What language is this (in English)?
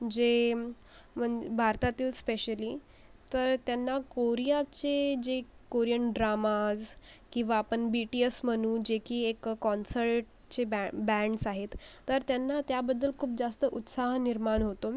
Marathi